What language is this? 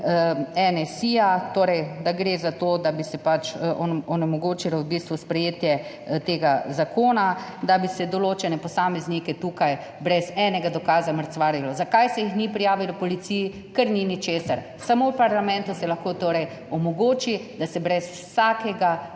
Slovenian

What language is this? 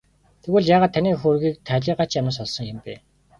Mongolian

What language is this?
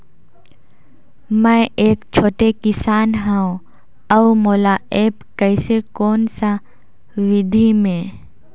Chhattisgarhi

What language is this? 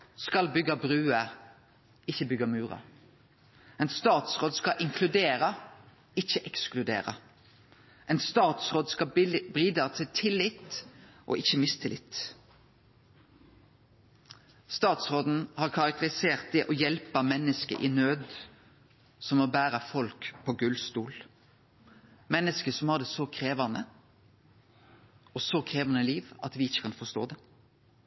Norwegian Nynorsk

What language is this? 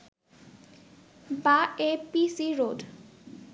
Bangla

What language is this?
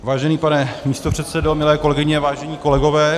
Czech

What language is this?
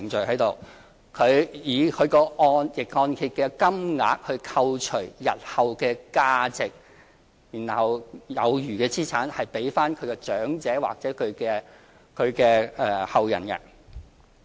Cantonese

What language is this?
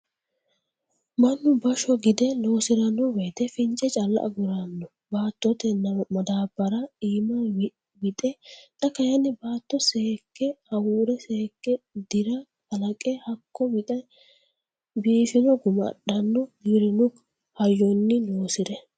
Sidamo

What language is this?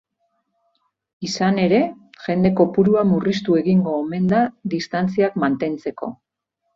Basque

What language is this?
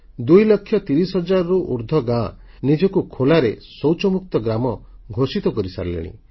Odia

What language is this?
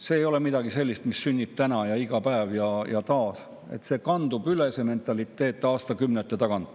Estonian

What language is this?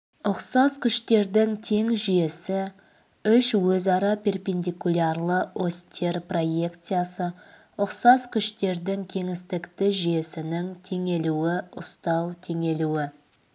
Kazakh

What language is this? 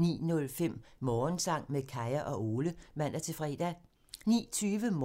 Danish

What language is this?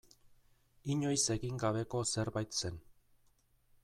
Basque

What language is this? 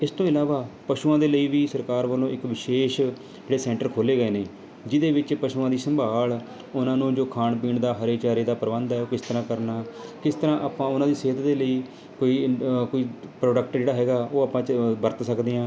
Punjabi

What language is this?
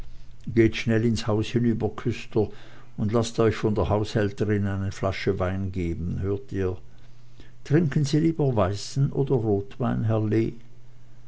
German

